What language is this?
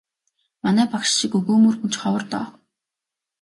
Mongolian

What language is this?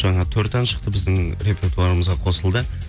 Kazakh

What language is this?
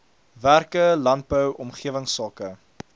Afrikaans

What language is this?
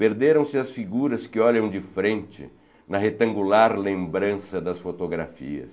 Portuguese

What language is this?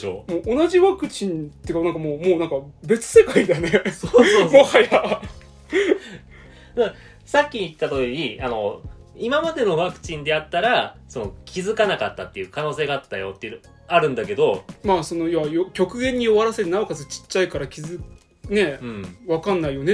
Japanese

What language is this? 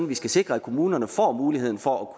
Danish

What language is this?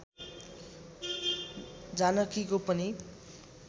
Nepali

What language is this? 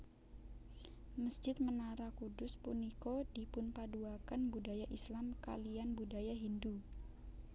Javanese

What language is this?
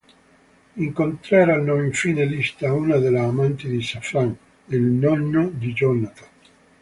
Italian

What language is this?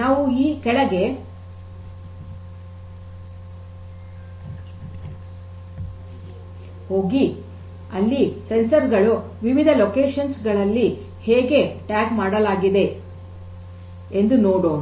Kannada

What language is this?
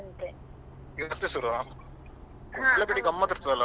Kannada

